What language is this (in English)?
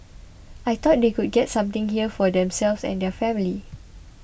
English